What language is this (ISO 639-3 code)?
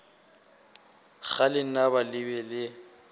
nso